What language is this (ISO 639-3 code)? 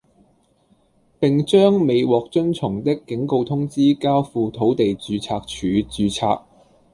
yue